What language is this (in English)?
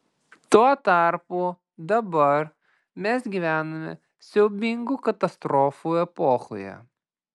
Lithuanian